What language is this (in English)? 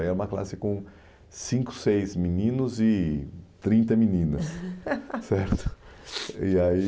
Portuguese